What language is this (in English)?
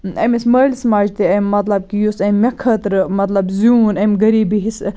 Kashmiri